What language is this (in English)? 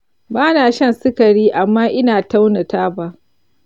Hausa